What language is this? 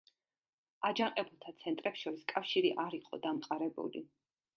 Georgian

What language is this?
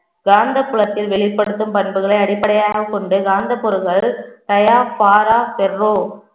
Tamil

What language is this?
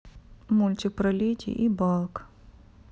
Russian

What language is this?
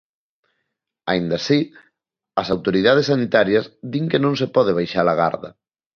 Galician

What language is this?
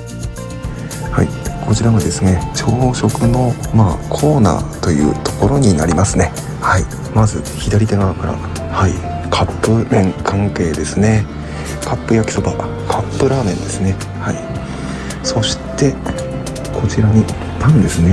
Japanese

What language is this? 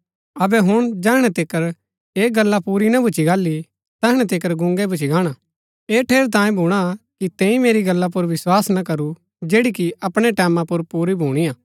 Gaddi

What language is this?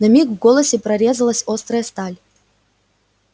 Russian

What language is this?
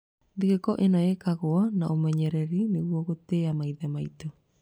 Kikuyu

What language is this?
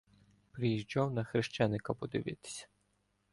Ukrainian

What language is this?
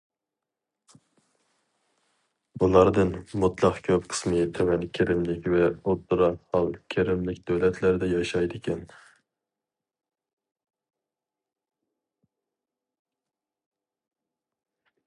Uyghur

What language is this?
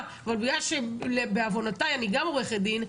Hebrew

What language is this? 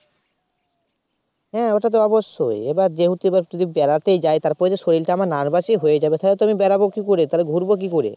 Bangla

